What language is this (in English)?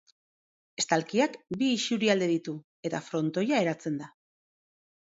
Basque